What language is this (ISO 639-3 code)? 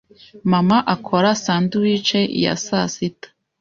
kin